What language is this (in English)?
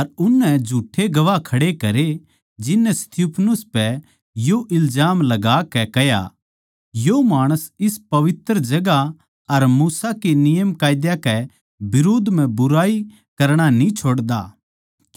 Haryanvi